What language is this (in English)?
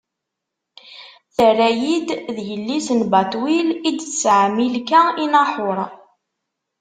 Kabyle